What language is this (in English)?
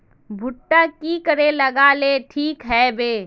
Magahi